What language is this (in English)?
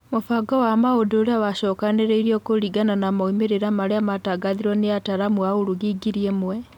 Kikuyu